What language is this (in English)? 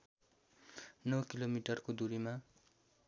Nepali